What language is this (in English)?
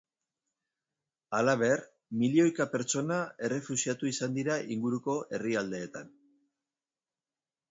Basque